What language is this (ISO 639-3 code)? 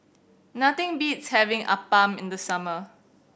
eng